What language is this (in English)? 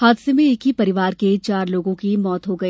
Hindi